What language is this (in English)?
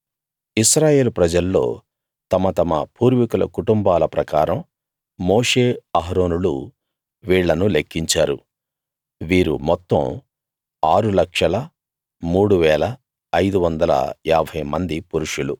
Telugu